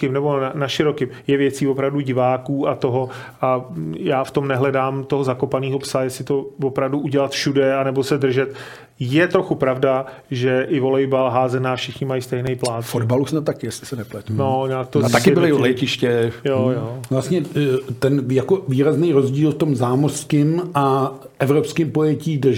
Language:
Czech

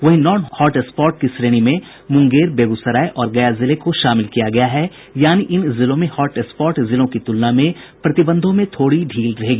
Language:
Hindi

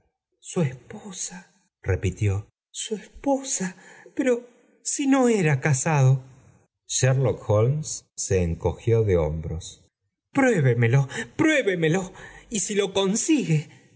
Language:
Spanish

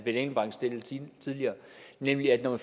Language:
Danish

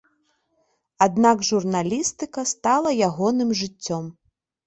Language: Belarusian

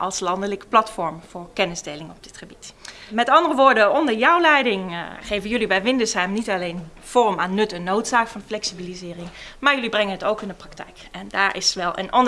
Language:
Dutch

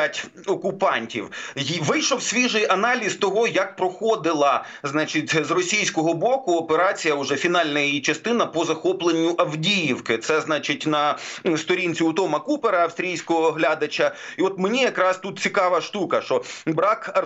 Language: Ukrainian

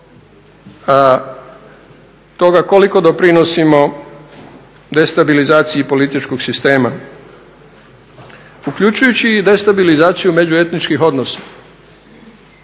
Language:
Croatian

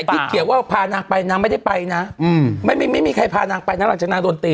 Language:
Thai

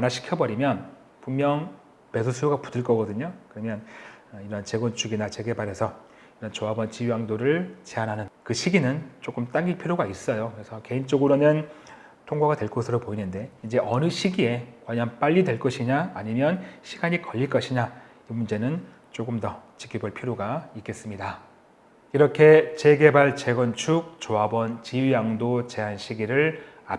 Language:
Korean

